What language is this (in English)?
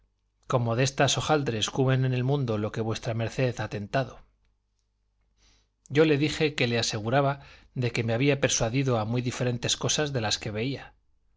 Spanish